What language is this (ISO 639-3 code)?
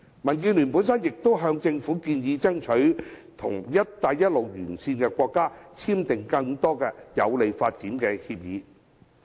yue